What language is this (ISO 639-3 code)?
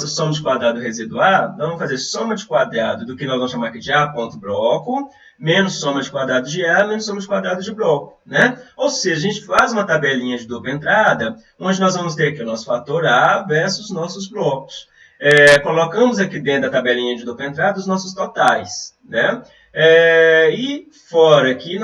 por